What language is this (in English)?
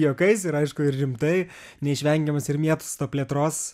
Lithuanian